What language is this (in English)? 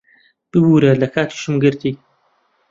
Central Kurdish